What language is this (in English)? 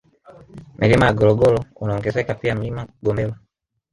Swahili